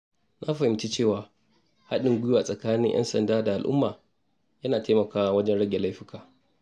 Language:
Hausa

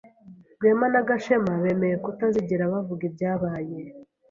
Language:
Kinyarwanda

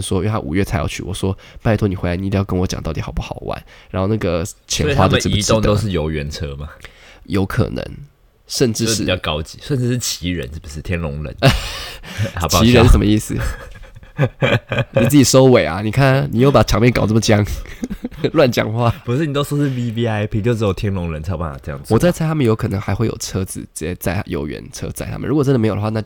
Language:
Chinese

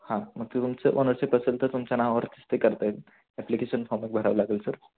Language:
Marathi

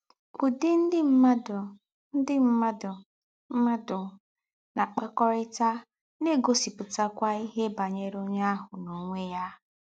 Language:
Igbo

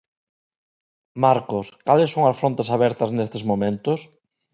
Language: Galician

